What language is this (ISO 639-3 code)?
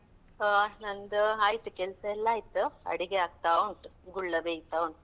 kan